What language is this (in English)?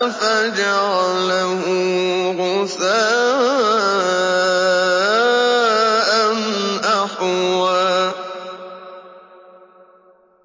Arabic